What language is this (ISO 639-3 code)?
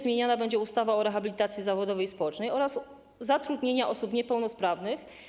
pol